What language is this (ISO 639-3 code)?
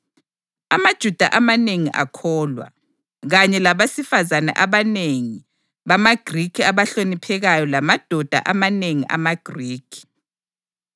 nde